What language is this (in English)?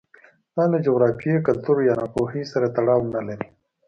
Pashto